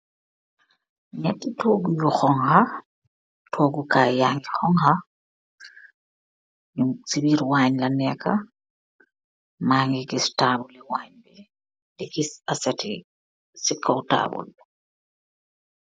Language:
Wolof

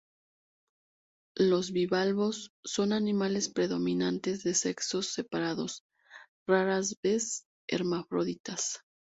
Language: Spanish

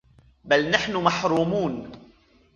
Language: Arabic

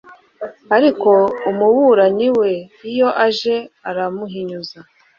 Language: Kinyarwanda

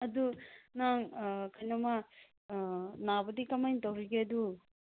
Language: Manipuri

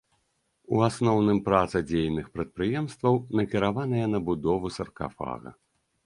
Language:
Belarusian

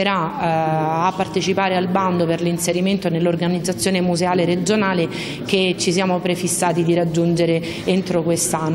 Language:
Italian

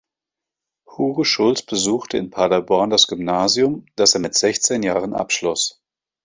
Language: German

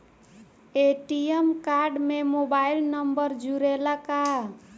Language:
Bhojpuri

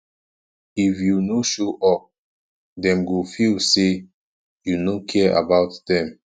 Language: Nigerian Pidgin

